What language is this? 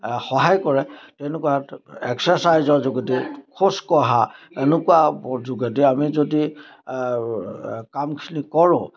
Assamese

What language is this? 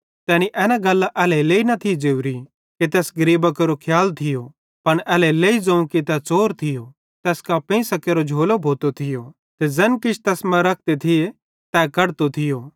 Bhadrawahi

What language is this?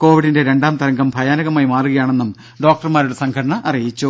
Malayalam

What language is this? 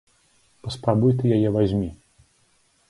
Belarusian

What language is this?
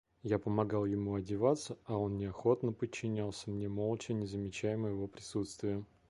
Russian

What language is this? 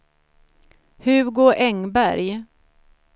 Swedish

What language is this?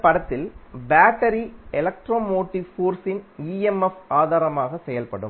Tamil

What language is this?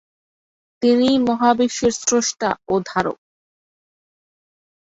Bangla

